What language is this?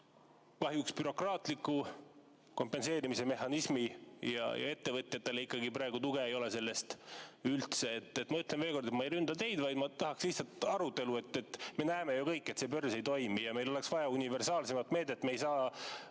Estonian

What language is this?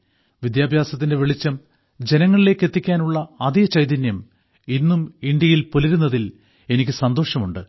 Malayalam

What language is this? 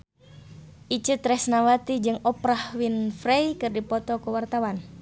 Sundanese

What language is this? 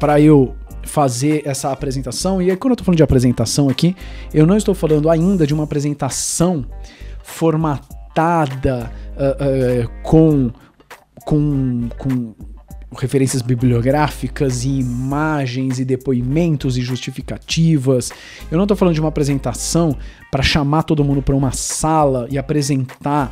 Portuguese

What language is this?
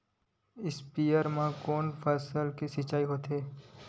Chhattisgarhi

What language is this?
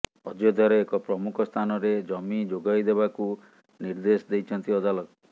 Odia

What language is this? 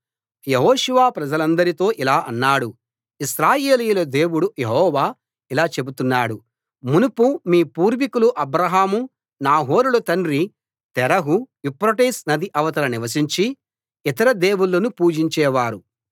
Telugu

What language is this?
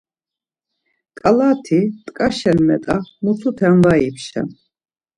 Laz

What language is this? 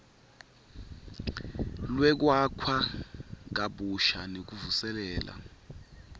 Swati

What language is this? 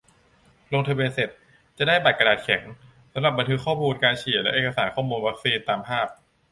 Thai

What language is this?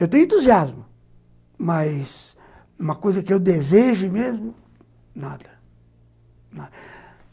Portuguese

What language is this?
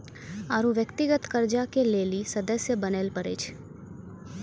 Maithili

